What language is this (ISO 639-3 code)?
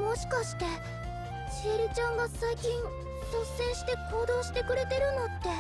jpn